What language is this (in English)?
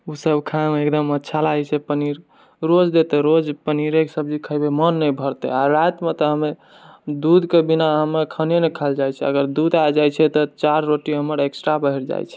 Maithili